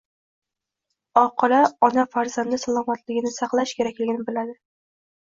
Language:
Uzbek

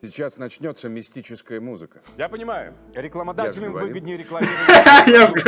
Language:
Russian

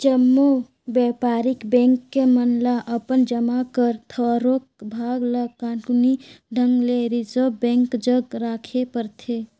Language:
Chhattisgarhi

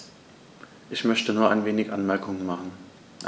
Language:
German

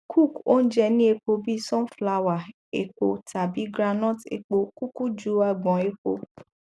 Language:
Yoruba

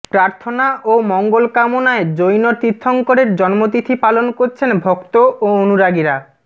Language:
Bangla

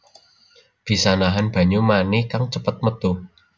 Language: Javanese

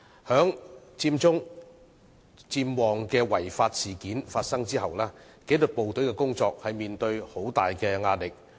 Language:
Cantonese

